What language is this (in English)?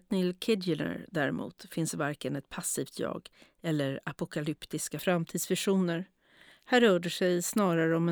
Swedish